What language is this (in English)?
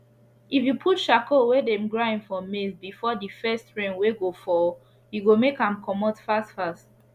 Nigerian Pidgin